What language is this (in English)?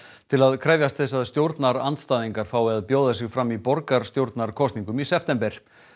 Icelandic